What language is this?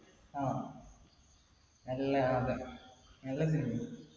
Malayalam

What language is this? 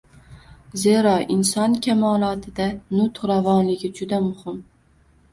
Uzbek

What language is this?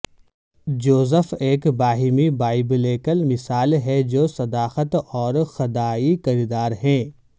Urdu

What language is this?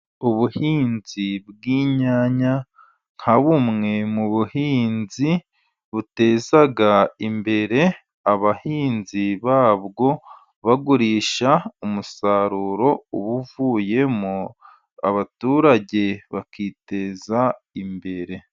Kinyarwanda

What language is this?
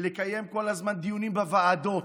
Hebrew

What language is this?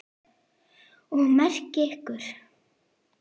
Icelandic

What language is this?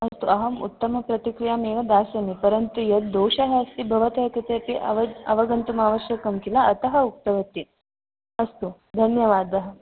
Sanskrit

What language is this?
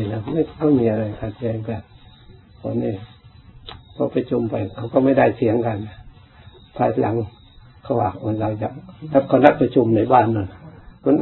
Thai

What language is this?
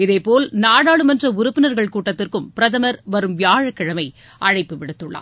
Tamil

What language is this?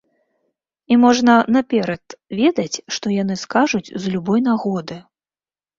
Belarusian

